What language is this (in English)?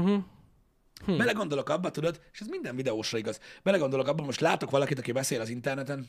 Hungarian